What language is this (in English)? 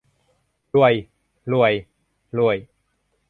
Thai